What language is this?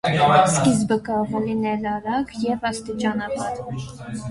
Armenian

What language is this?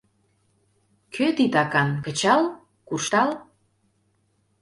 Mari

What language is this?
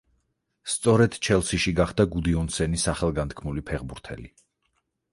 Georgian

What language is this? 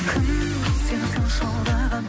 Kazakh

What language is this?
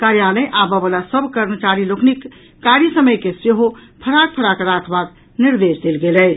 Maithili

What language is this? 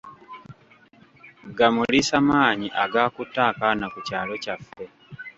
Ganda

